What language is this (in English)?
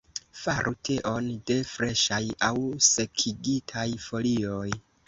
Esperanto